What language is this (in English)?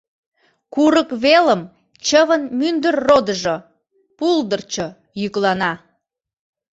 Mari